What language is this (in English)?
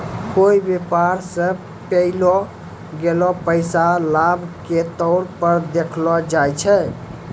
Maithili